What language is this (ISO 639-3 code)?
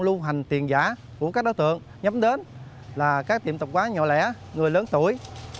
vie